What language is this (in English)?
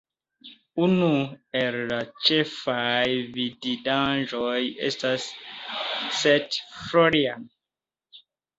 Esperanto